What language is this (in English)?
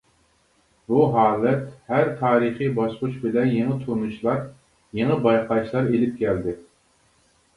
Uyghur